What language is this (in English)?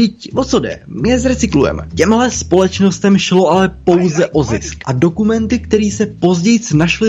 Slovak